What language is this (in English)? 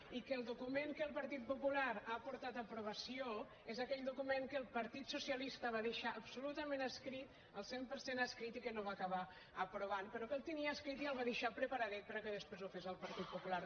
Catalan